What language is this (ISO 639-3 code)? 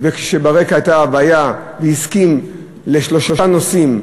heb